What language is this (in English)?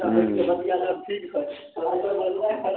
Maithili